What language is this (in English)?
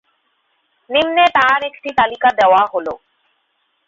Bangla